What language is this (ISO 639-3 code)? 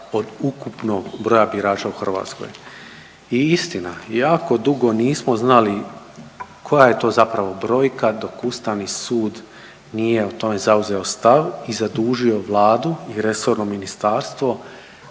hrv